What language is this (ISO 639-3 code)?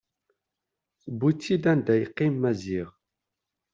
kab